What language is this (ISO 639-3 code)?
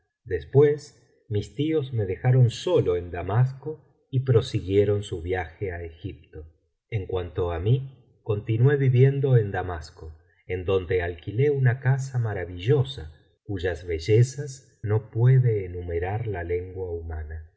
spa